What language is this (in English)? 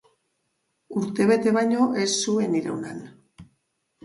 Basque